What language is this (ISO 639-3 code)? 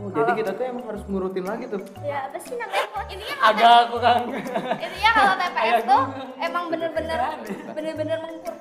ind